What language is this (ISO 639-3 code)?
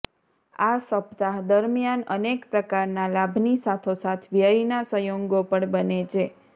guj